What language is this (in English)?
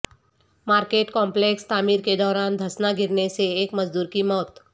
Urdu